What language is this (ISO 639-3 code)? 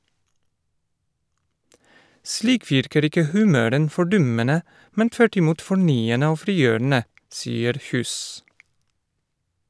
nor